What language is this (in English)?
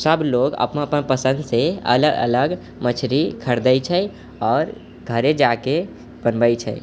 Maithili